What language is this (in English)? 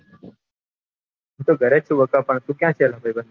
Gujarati